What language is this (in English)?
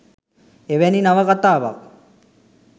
Sinhala